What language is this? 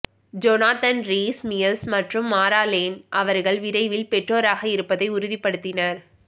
Tamil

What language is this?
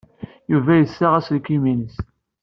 Kabyle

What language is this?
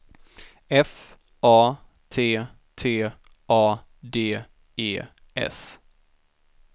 Swedish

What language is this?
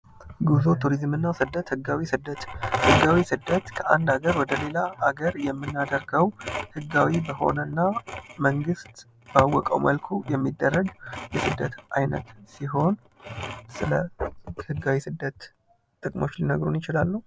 Amharic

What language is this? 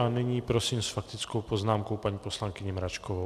Czech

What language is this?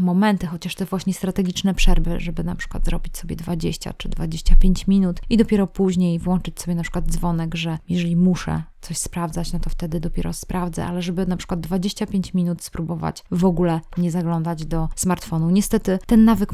Polish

